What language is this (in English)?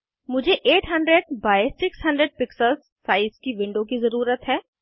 Hindi